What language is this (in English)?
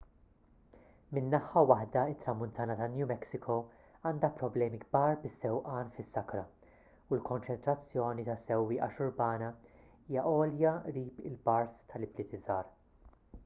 Maltese